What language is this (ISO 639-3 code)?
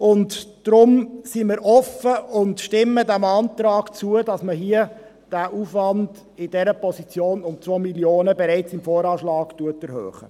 gsw